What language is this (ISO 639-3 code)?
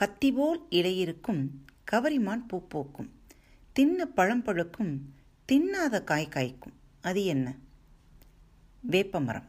tam